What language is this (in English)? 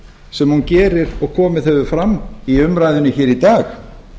Icelandic